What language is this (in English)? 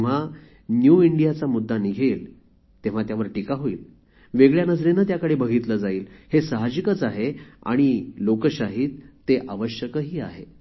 Marathi